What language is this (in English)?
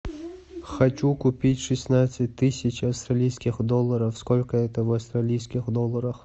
Russian